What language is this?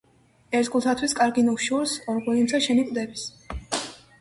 Georgian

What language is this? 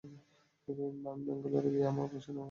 Bangla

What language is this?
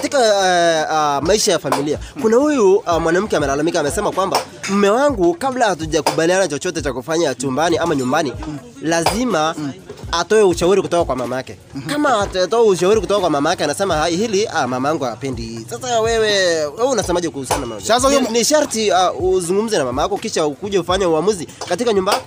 Swahili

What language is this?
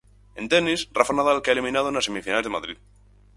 Galician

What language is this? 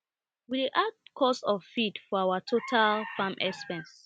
Nigerian Pidgin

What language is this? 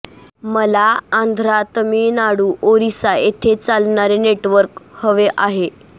Marathi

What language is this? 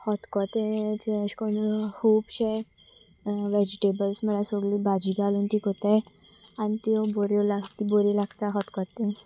Konkani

